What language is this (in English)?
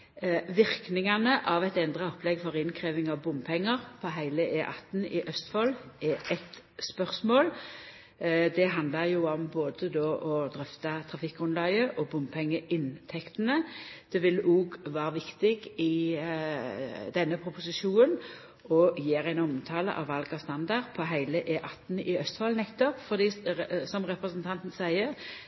Norwegian Nynorsk